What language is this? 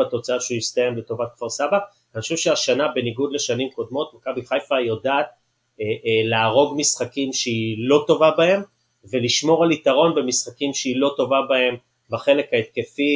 Hebrew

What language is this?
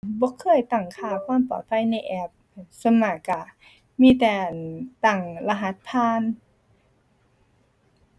Thai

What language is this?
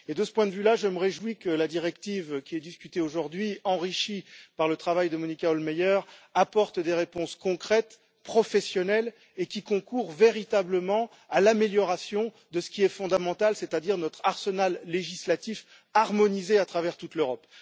French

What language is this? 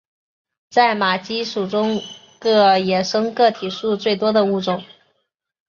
Chinese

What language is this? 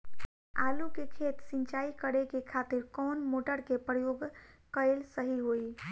Bhojpuri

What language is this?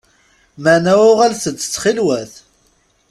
Kabyle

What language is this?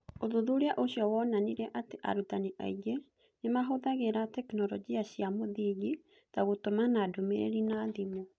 Kikuyu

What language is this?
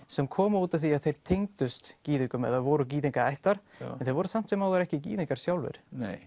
Icelandic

